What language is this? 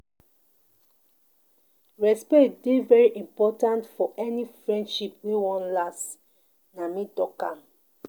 Nigerian Pidgin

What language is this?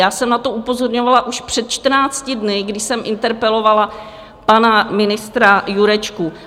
Czech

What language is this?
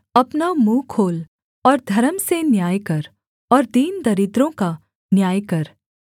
Hindi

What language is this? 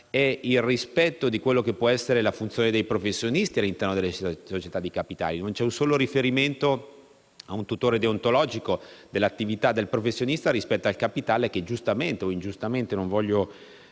Italian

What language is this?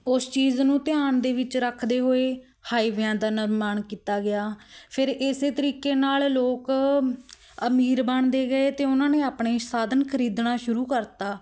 Punjabi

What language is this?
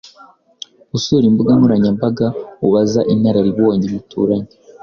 Kinyarwanda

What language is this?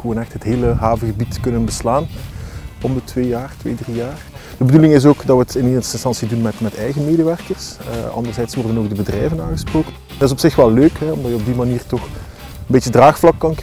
Dutch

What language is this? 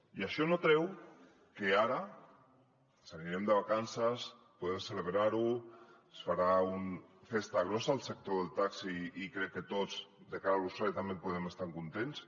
Catalan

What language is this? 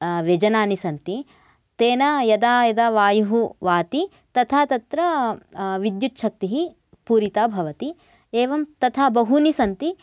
Sanskrit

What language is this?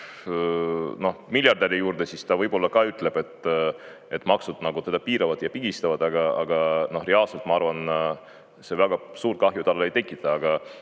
Estonian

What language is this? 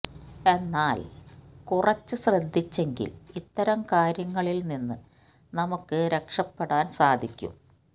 Malayalam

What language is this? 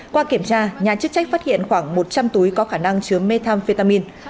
Vietnamese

